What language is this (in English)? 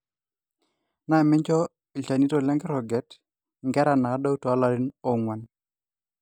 Masai